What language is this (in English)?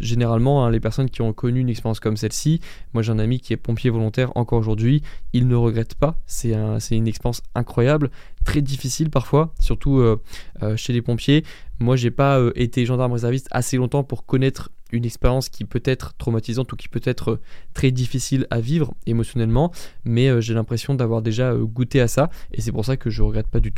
French